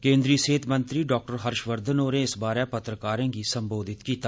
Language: Dogri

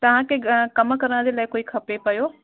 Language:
Sindhi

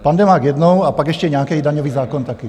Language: Czech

